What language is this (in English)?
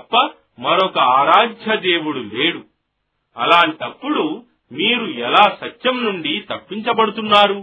Telugu